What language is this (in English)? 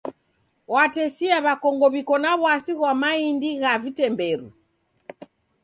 Taita